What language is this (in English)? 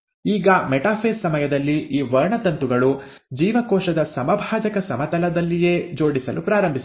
Kannada